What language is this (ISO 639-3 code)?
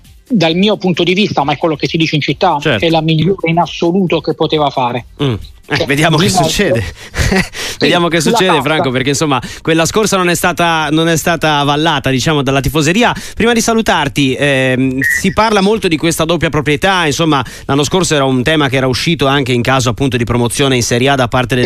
ita